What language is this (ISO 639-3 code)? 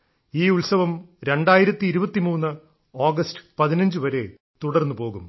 mal